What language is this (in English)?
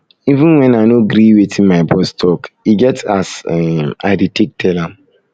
Nigerian Pidgin